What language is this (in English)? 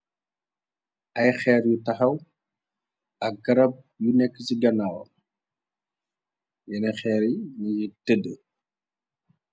Wolof